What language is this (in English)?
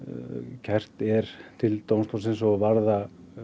Icelandic